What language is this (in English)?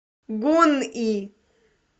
Russian